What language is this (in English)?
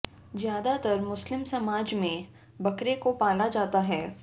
Hindi